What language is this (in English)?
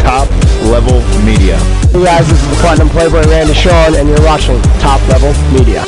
English